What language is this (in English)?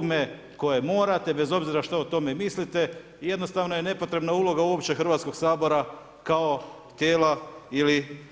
Croatian